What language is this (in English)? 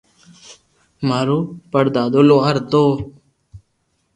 Loarki